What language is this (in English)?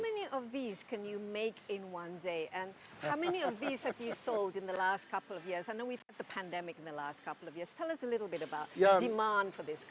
Indonesian